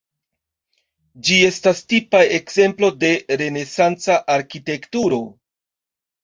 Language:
Esperanto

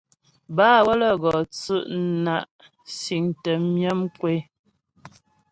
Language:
Ghomala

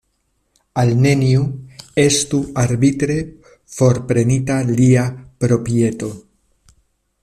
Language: Esperanto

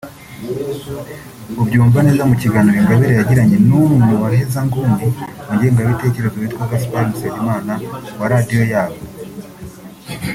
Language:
Kinyarwanda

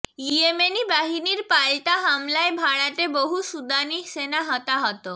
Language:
Bangla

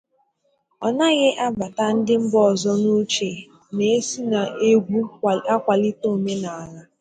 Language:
Igbo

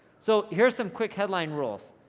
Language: English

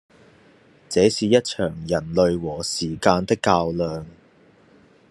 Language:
Cantonese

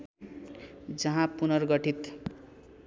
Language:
Nepali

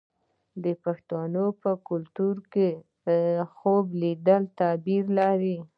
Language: Pashto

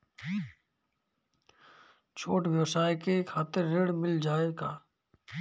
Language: Bhojpuri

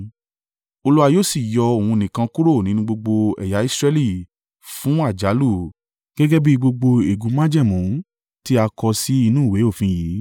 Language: Yoruba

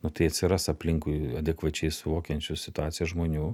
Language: Lithuanian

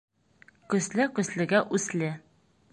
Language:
Bashkir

